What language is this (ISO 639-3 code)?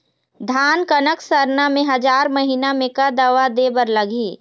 hne